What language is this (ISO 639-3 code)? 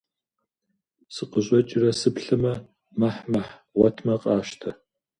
kbd